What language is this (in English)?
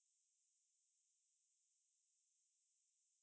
English